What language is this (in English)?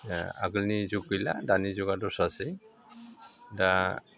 Bodo